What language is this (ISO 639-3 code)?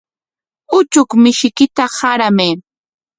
qwa